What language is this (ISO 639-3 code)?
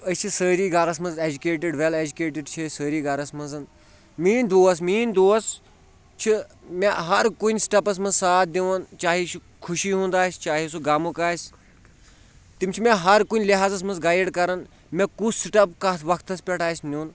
kas